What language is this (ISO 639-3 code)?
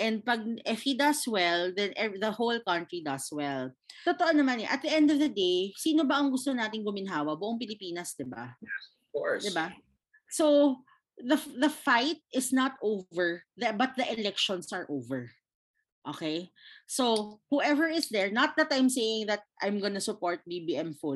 fil